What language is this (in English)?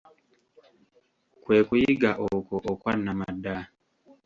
Ganda